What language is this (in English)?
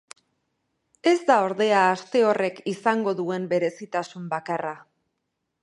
Basque